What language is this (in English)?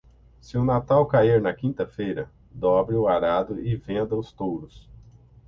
Portuguese